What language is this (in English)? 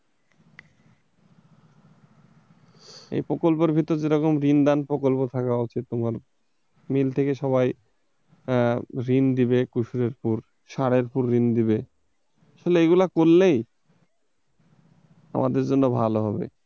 Bangla